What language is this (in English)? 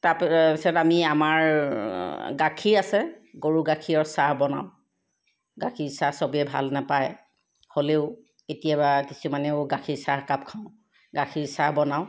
Assamese